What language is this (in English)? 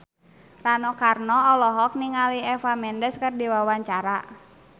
Sundanese